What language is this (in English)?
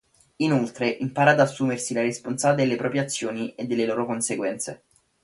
Italian